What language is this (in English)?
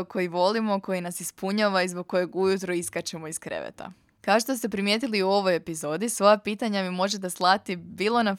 Croatian